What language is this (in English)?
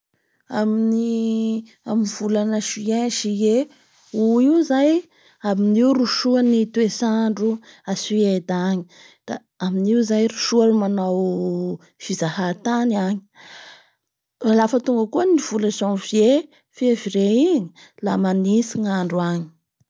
Bara Malagasy